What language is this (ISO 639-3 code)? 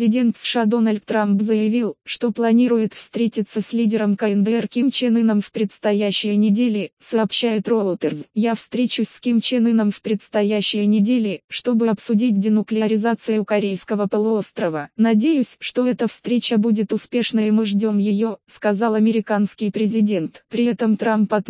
rus